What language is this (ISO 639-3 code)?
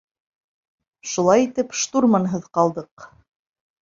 bak